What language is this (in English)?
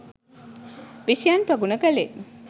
Sinhala